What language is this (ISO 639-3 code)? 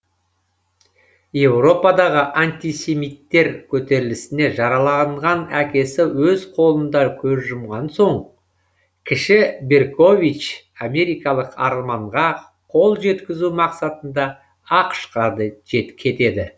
kaz